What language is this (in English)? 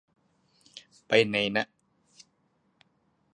Thai